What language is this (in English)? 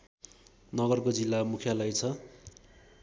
Nepali